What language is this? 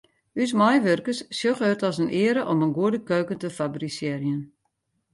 Western Frisian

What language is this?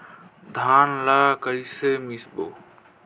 Chhattisgarhi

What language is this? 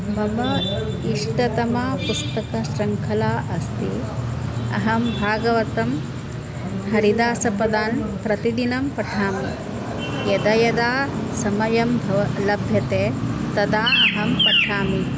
Sanskrit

